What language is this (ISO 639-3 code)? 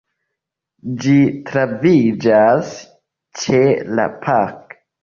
epo